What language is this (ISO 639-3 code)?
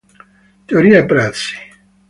ita